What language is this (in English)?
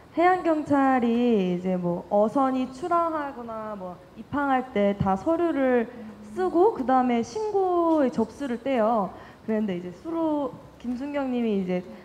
Korean